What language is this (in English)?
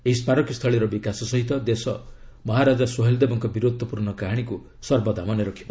Odia